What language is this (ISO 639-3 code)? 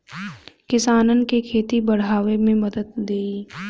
bho